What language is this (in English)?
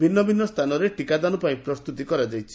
Odia